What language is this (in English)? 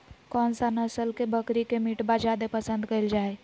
Magahi